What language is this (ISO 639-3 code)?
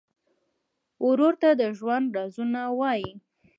pus